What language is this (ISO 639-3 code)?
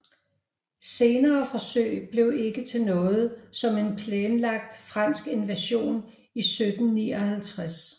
dan